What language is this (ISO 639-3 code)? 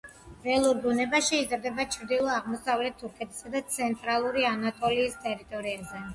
kat